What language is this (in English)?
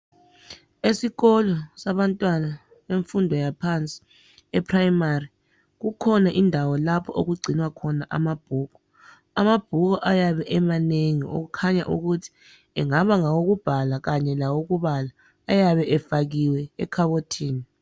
North Ndebele